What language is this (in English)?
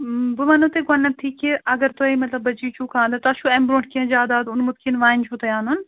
Kashmiri